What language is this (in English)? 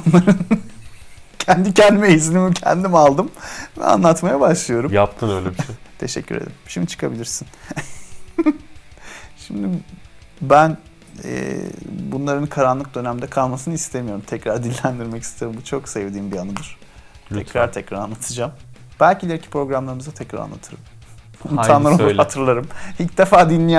Turkish